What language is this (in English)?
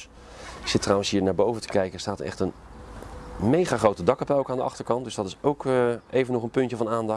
Dutch